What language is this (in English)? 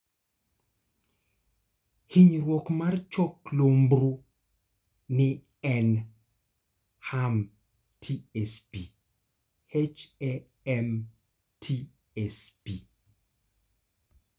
Luo (Kenya and Tanzania)